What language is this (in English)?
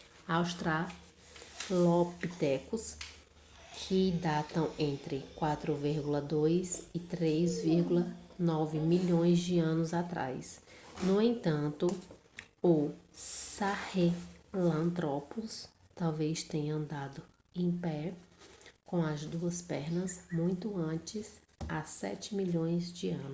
Portuguese